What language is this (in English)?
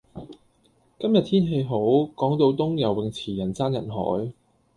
Cantonese